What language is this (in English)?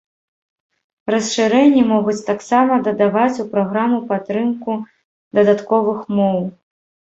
Belarusian